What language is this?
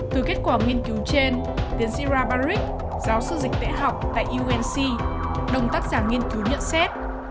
Vietnamese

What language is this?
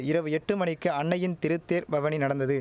Tamil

